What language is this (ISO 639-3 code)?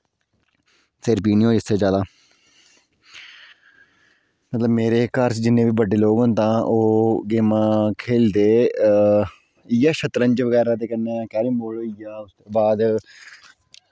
doi